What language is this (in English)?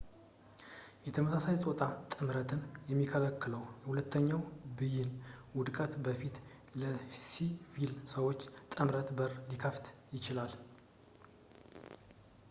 Amharic